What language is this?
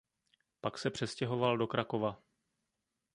Czech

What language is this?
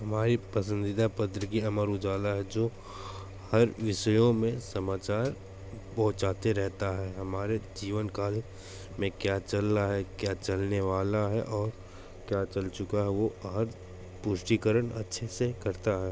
Hindi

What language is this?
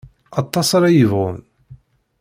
Kabyle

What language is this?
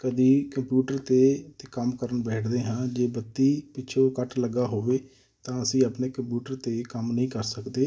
Punjabi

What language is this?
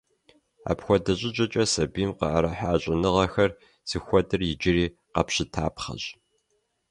Kabardian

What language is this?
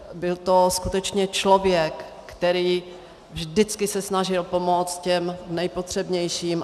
Czech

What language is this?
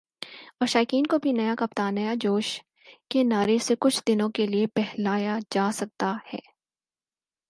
Urdu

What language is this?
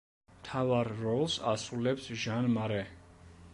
Georgian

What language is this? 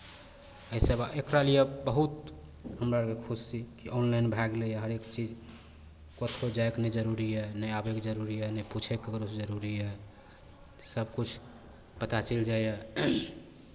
Maithili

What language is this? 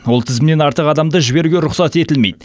Kazakh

